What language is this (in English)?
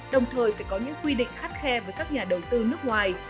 Vietnamese